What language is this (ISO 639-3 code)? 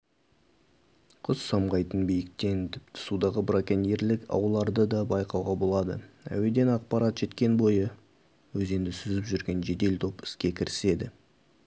kaz